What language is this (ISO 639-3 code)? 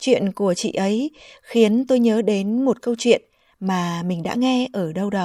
vie